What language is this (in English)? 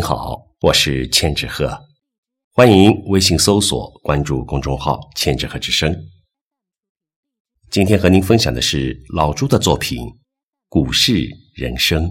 Chinese